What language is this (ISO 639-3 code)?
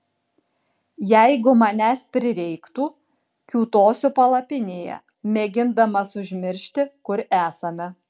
lit